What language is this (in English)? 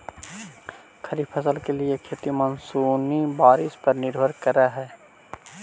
Magahi